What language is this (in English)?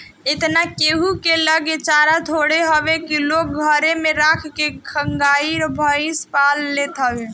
Bhojpuri